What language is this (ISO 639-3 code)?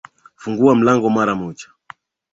swa